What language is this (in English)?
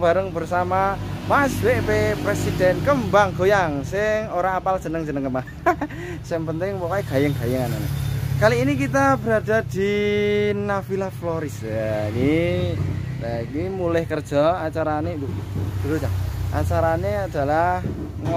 Indonesian